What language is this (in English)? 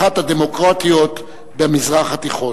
Hebrew